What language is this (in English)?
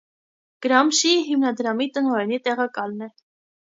Armenian